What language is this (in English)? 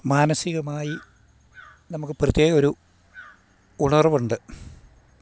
Malayalam